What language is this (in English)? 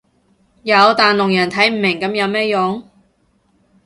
Cantonese